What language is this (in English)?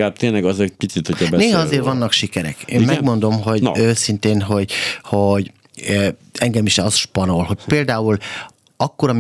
Hungarian